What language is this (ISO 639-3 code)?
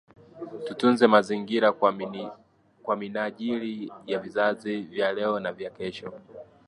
swa